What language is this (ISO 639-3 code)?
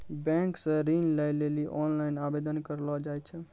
mai